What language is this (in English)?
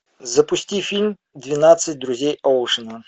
Russian